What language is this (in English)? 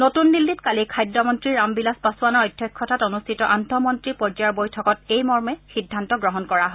Assamese